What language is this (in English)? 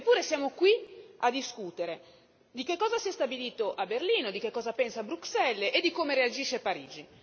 Italian